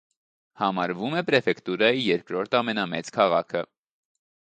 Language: Armenian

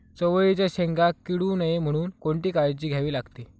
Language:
Marathi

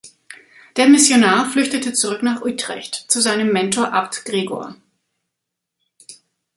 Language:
German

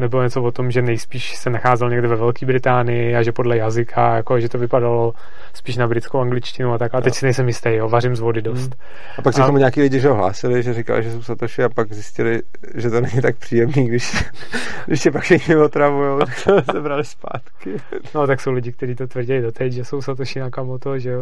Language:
Czech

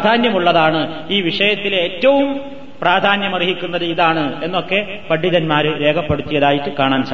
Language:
Malayalam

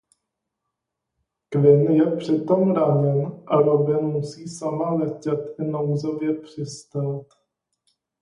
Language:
Czech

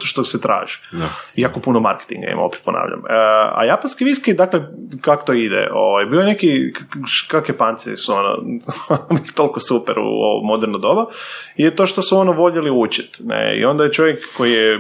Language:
Croatian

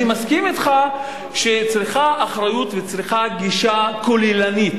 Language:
Hebrew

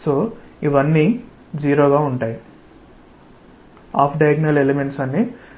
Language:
Telugu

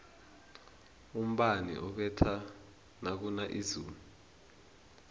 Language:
South Ndebele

